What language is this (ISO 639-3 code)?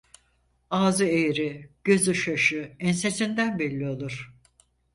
tur